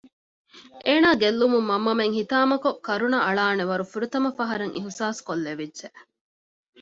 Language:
Divehi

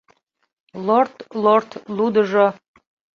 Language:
Mari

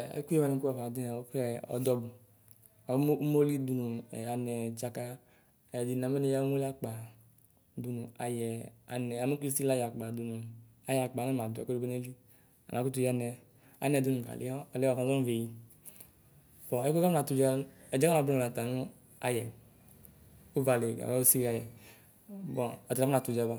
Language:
Ikposo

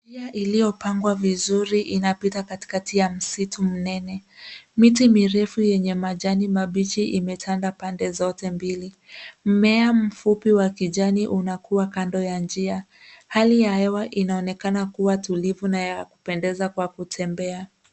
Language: Swahili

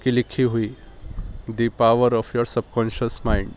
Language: Urdu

